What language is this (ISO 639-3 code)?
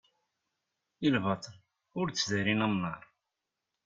kab